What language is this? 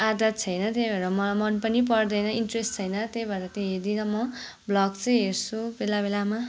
Nepali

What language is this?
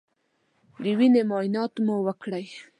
Pashto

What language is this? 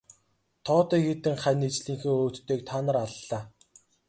Mongolian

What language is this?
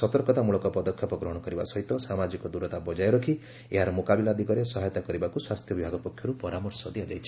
Odia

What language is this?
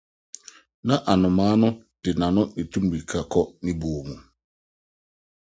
Akan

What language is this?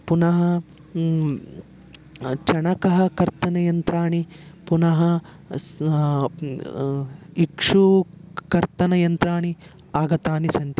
Sanskrit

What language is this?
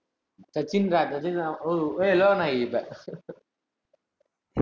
Tamil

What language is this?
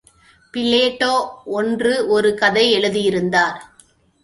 Tamil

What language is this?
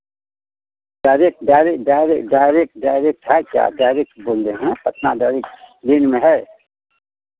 Hindi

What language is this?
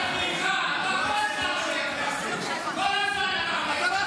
Hebrew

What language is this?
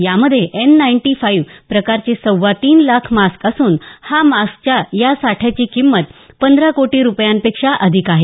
Marathi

